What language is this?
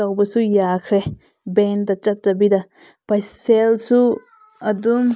Manipuri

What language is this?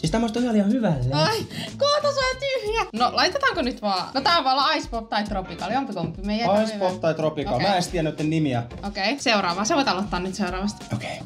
Finnish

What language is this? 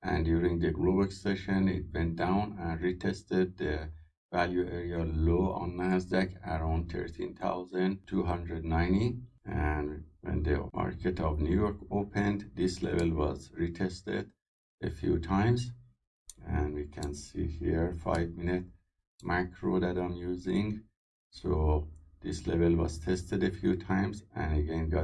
English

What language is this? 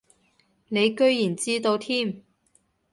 Cantonese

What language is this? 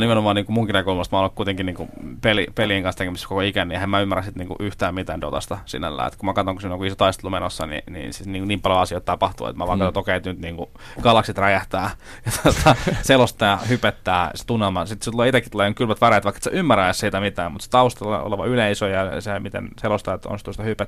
Finnish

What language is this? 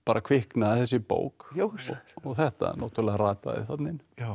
Icelandic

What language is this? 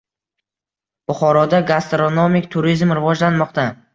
Uzbek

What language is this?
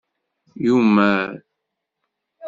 Kabyle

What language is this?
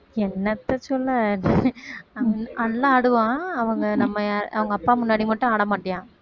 Tamil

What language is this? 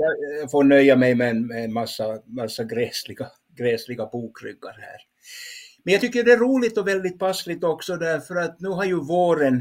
Swedish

